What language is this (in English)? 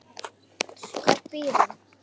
Icelandic